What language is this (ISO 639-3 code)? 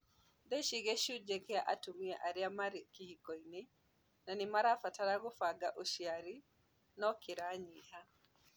kik